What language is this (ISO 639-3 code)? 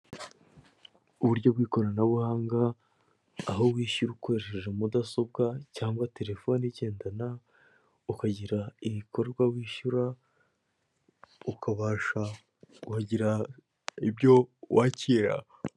kin